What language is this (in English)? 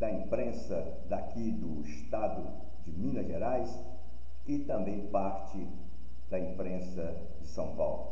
Portuguese